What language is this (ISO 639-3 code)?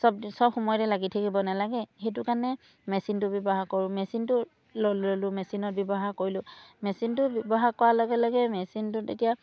asm